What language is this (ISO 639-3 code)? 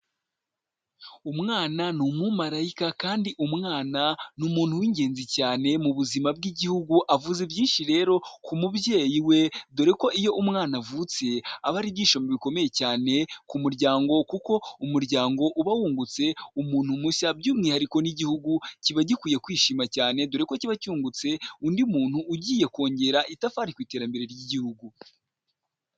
kin